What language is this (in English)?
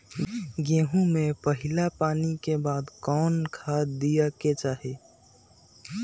Magahi